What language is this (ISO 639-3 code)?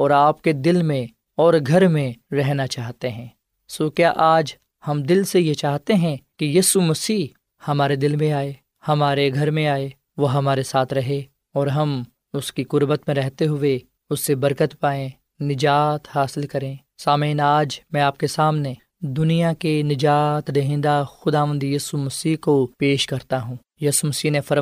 urd